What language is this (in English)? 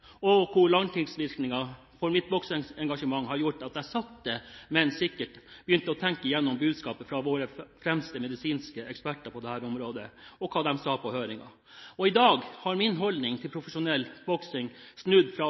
Norwegian Bokmål